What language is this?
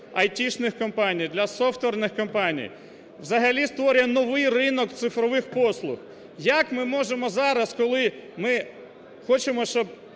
Ukrainian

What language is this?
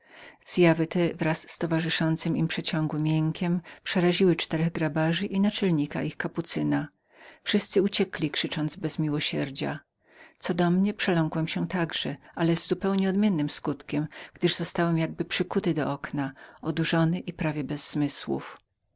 Polish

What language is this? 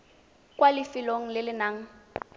Tswana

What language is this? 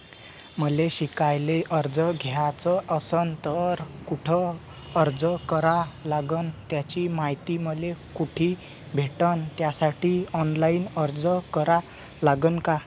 Marathi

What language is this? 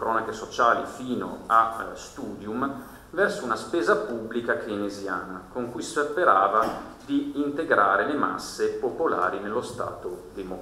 Italian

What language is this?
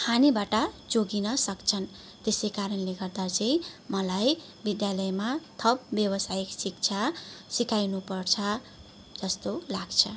Nepali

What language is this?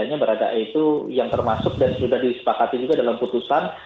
Indonesian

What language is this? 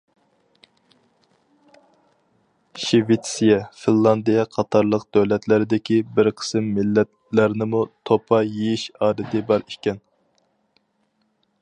Uyghur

